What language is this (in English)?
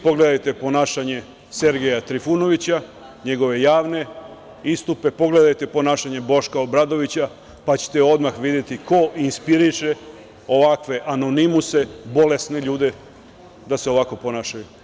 Serbian